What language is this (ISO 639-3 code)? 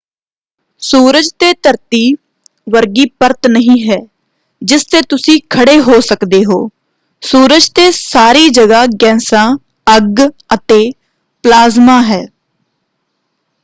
pan